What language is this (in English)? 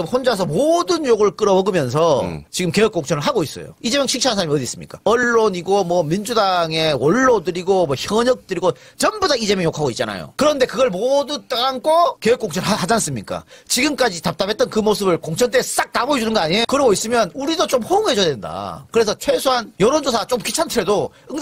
Korean